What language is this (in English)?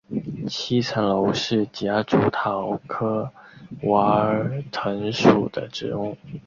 Chinese